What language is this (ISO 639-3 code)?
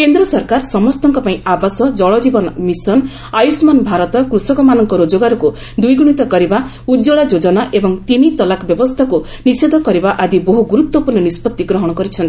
ori